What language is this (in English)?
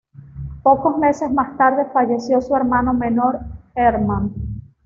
Spanish